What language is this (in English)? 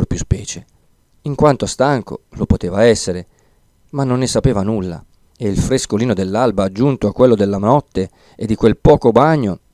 Italian